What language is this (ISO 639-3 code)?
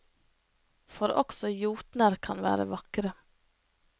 nor